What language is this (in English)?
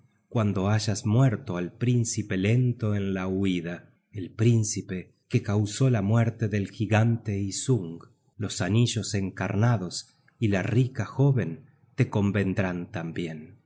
Spanish